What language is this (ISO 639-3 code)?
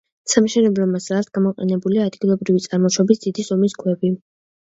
kat